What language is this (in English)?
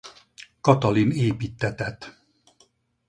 Hungarian